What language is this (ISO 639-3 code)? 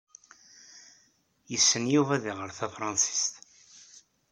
kab